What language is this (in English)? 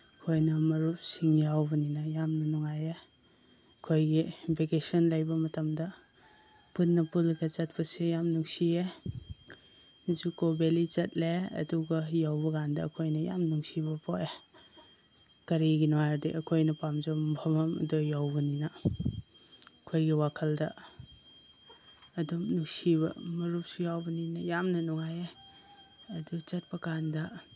Manipuri